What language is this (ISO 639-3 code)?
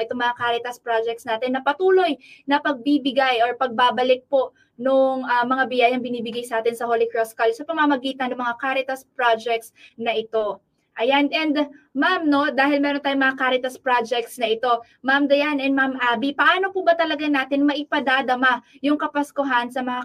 fil